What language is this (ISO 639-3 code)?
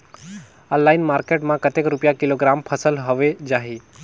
hne